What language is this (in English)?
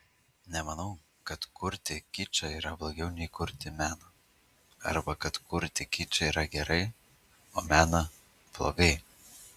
Lithuanian